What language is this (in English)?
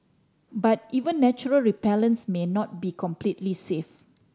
English